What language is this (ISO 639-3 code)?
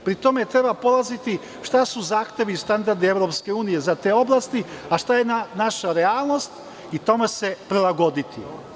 srp